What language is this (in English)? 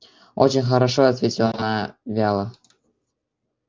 Russian